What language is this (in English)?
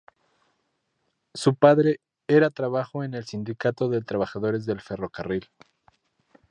Spanish